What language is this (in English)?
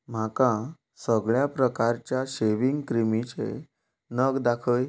Konkani